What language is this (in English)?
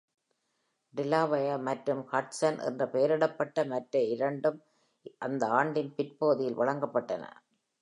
Tamil